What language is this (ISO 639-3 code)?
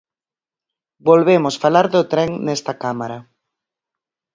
glg